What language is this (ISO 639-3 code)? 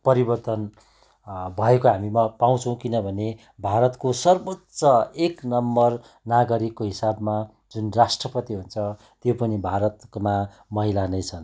nep